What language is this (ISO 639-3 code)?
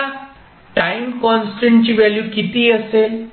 mar